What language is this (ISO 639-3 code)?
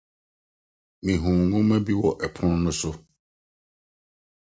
aka